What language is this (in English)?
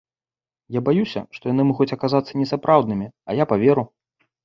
Belarusian